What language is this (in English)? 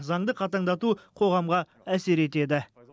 Kazakh